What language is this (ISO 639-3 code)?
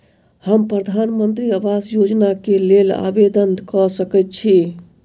mai